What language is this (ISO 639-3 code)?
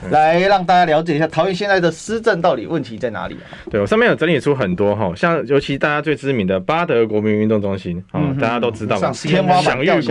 zho